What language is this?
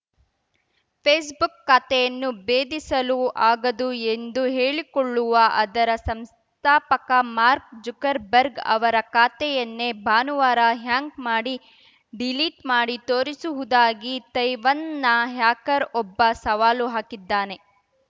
Kannada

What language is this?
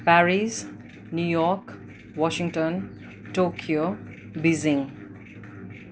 Nepali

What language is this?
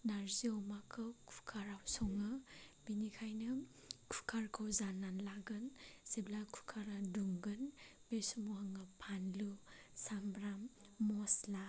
Bodo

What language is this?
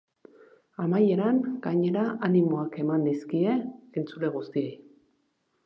Basque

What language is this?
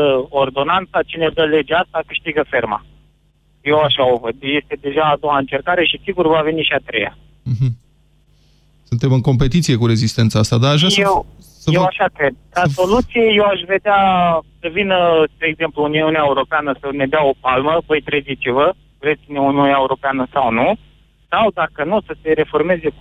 Romanian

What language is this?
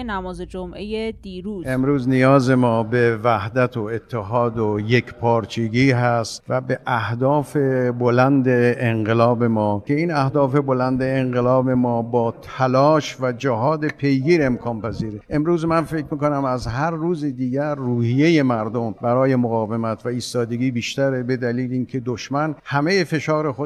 Persian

